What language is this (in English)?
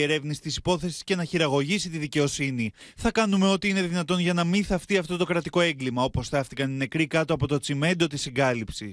Greek